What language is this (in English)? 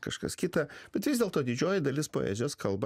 Lithuanian